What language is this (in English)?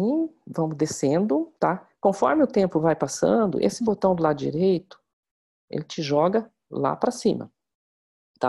Portuguese